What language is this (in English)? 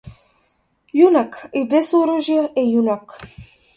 Macedonian